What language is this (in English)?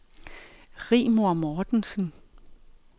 Danish